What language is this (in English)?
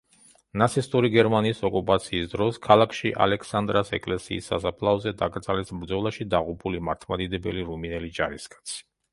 Georgian